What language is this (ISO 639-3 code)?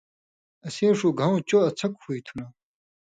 mvy